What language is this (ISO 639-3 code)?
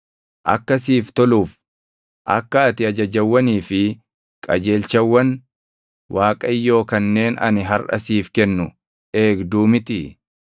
orm